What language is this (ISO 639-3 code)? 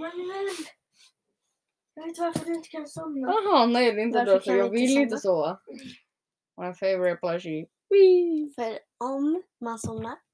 swe